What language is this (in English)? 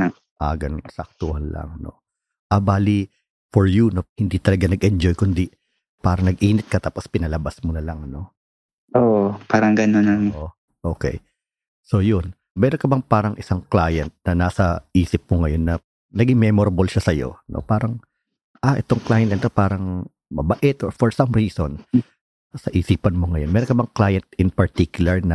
Filipino